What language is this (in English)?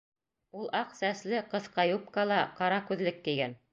Bashkir